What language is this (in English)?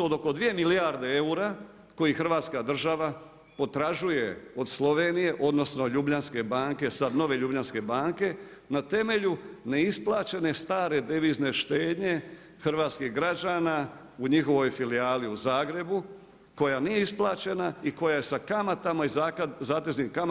Croatian